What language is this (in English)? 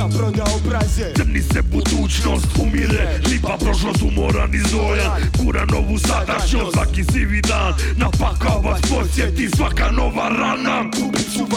Croatian